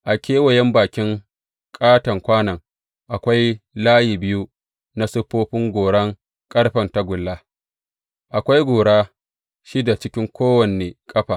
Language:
Hausa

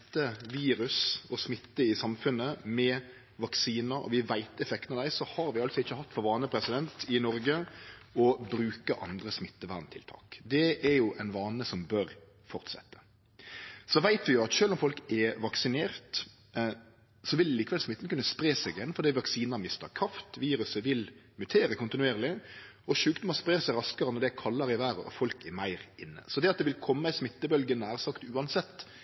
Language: Norwegian Nynorsk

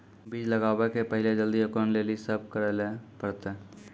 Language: Maithili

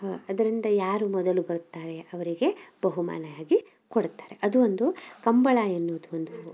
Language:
Kannada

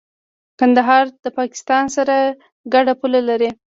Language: Pashto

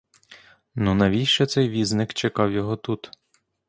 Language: Ukrainian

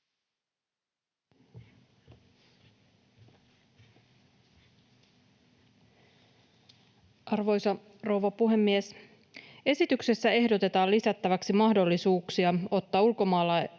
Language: Finnish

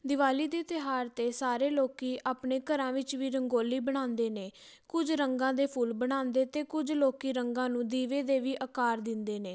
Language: Punjabi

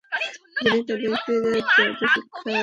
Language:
Bangla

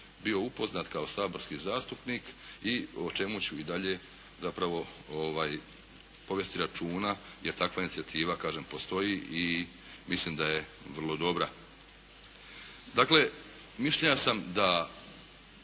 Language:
Croatian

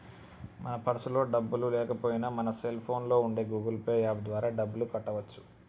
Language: Telugu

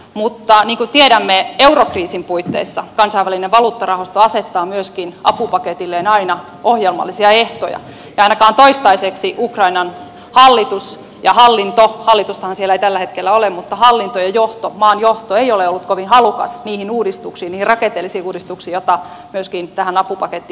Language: Finnish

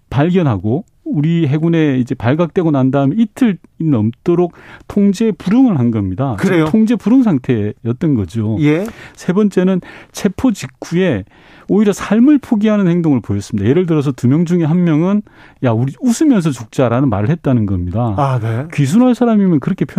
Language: Korean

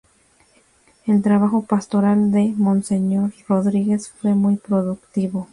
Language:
Spanish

